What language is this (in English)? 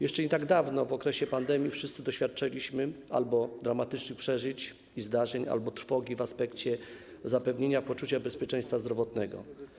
Polish